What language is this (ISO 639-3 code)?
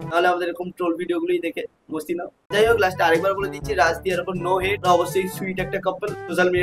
ben